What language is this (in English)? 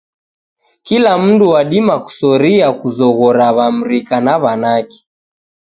Taita